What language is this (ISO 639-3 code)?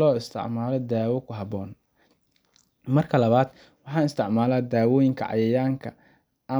som